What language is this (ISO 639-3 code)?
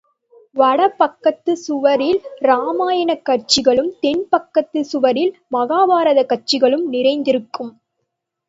tam